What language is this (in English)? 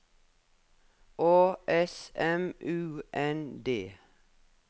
Norwegian